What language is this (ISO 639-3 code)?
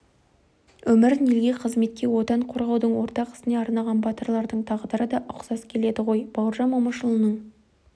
kaz